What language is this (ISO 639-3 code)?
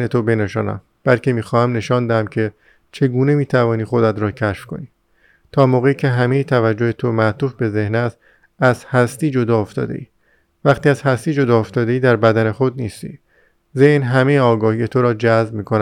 fas